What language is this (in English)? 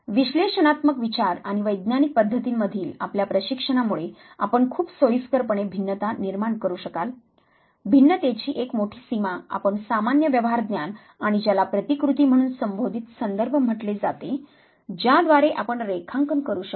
Marathi